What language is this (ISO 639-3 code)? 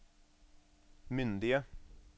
nor